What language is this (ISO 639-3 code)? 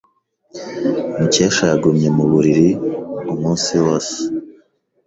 kin